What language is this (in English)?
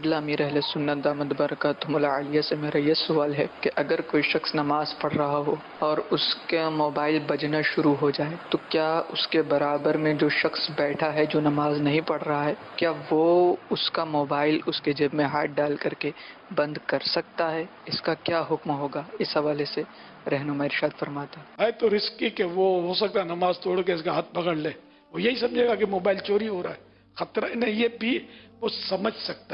Urdu